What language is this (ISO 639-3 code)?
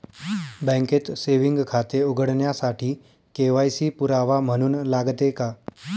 mar